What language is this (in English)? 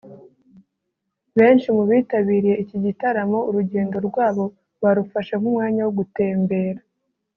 Kinyarwanda